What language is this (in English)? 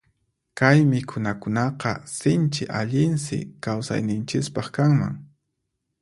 Puno Quechua